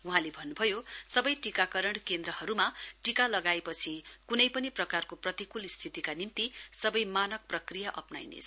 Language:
Nepali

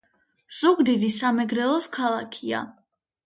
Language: Georgian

